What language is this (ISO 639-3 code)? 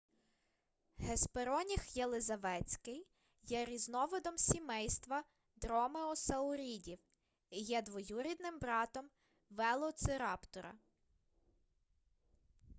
ukr